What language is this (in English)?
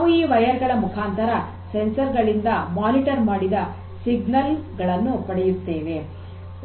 Kannada